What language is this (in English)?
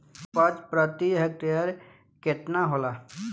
Bhojpuri